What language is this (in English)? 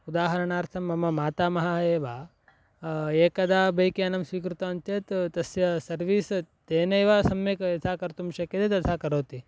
Sanskrit